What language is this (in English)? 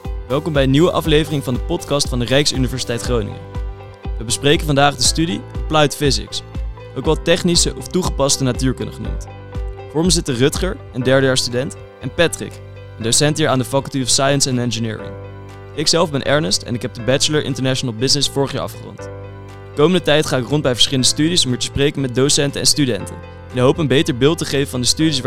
Dutch